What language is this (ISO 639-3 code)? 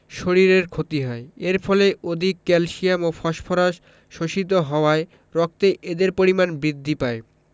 ben